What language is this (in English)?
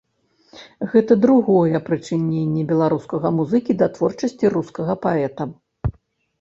Belarusian